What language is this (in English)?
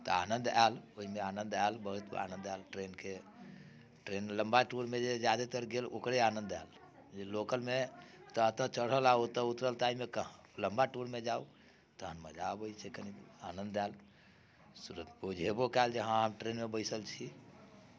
Maithili